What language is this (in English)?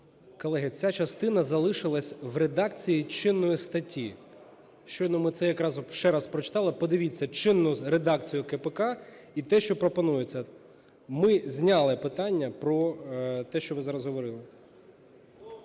Ukrainian